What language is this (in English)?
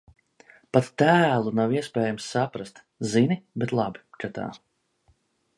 Latvian